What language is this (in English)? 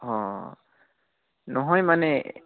Assamese